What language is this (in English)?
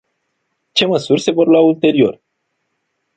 Romanian